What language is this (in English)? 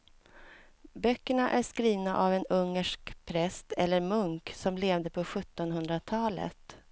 Swedish